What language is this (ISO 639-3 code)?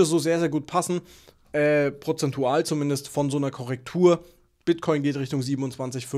deu